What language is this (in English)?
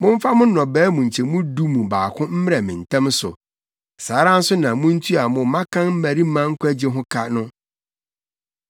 Akan